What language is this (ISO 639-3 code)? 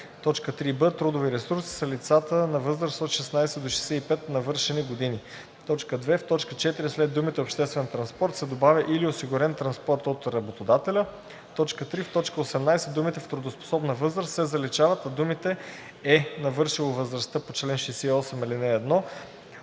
bul